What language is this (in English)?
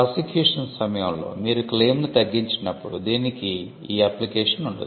Telugu